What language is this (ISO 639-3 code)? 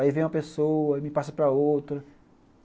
por